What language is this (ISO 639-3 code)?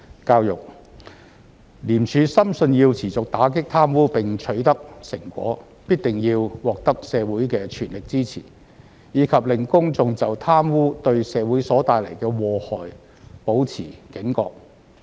yue